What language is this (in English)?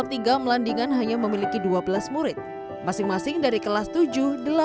Indonesian